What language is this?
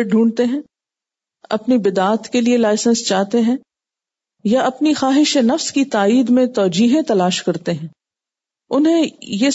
Urdu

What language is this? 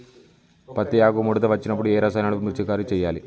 Telugu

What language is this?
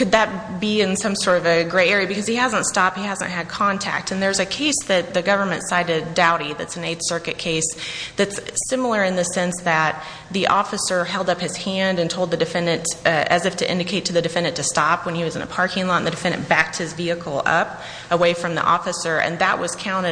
English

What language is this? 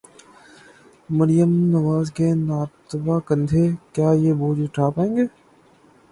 Urdu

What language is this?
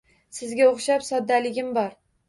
Uzbek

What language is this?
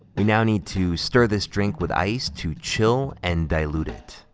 English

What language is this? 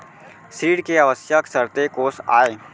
Chhattisgarhi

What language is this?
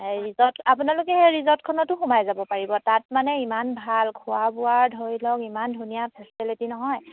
Assamese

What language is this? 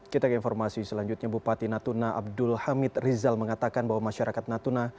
Indonesian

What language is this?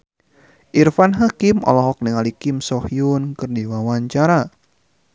Sundanese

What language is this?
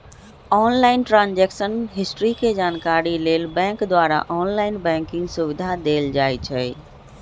Magahi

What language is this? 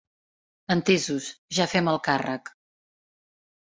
Catalan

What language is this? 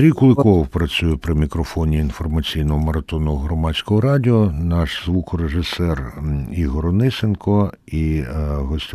Ukrainian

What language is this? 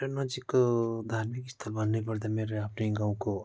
Nepali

